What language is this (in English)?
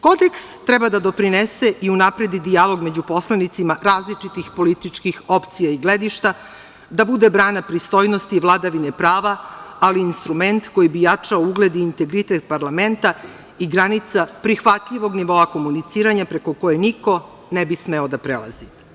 Serbian